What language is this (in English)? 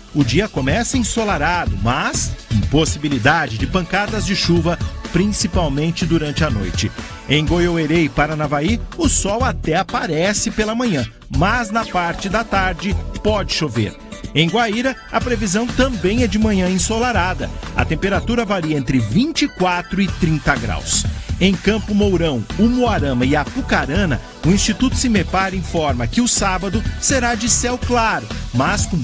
Portuguese